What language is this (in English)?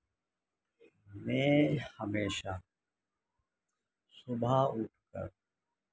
Urdu